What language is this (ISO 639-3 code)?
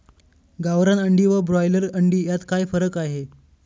mar